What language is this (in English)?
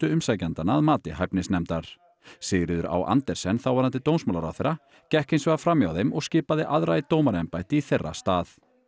Icelandic